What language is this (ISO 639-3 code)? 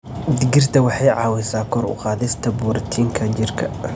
som